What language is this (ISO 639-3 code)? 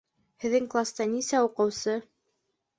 bak